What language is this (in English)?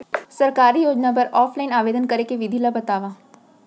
Chhattisgarhi